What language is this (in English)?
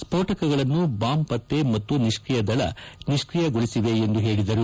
Kannada